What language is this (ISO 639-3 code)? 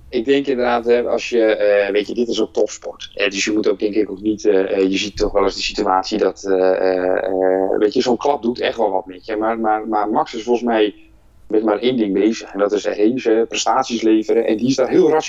nld